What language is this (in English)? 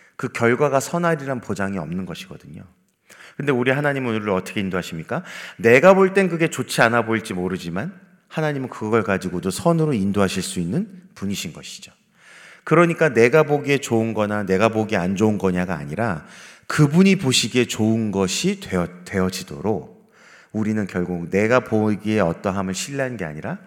Korean